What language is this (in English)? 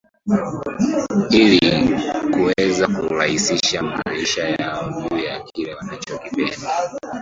Swahili